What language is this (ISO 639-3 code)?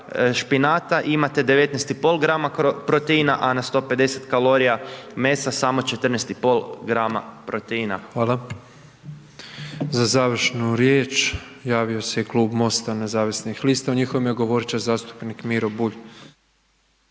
hrv